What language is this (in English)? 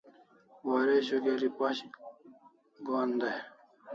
Kalasha